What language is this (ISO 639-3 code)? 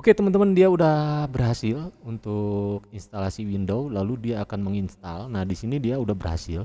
ind